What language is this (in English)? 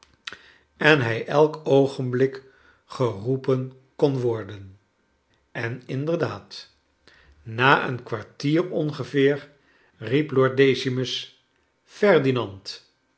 Dutch